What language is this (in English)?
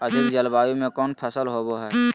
Magahi